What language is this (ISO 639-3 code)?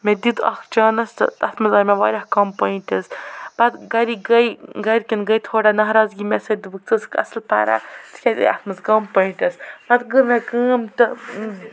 kas